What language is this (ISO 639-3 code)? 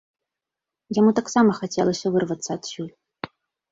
bel